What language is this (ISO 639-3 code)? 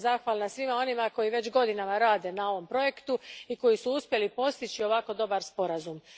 hrv